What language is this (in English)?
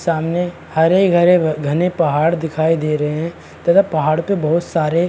Hindi